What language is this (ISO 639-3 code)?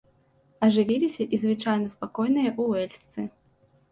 bel